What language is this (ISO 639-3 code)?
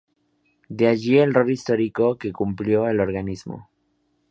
spa